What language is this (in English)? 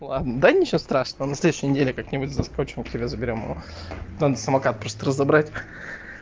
Russian